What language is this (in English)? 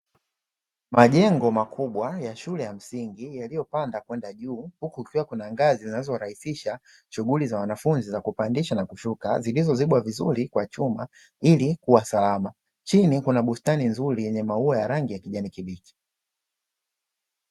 Swahili